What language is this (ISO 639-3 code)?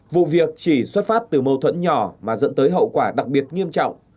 vie